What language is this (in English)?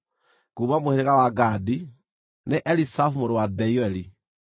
Kikuyu